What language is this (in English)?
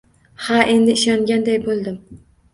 Uzbek